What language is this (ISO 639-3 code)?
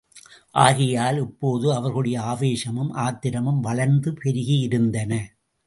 tam